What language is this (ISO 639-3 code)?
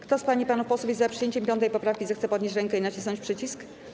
pol